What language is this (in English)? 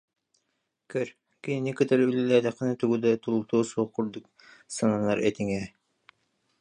Yakut